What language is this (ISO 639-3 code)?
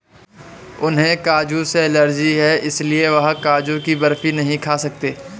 hin